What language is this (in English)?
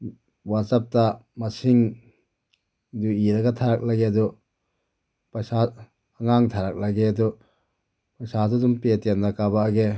Manipuri